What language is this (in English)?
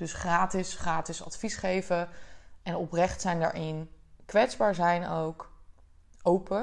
Dutch